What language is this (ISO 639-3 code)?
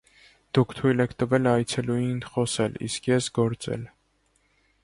hye